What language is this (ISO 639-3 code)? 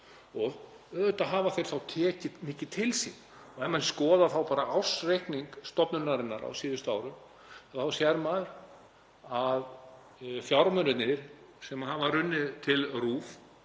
isl